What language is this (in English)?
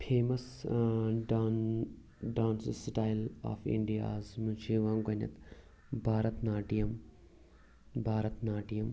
Kashmiri